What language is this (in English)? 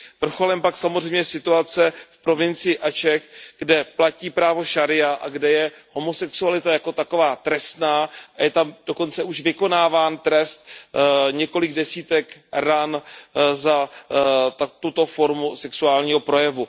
Czech